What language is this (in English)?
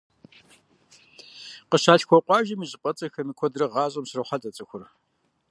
Kabardian